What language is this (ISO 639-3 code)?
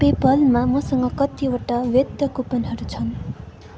nep